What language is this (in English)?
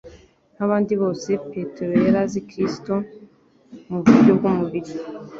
Kinyarwanda